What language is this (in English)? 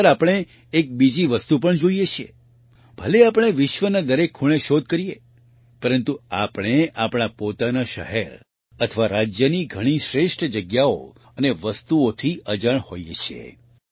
Gujarati